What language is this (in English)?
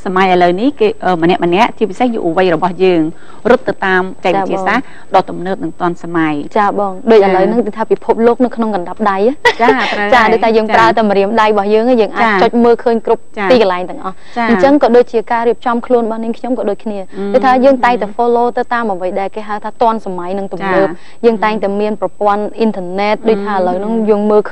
Thai